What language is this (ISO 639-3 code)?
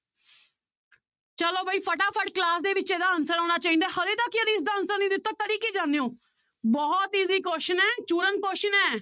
pan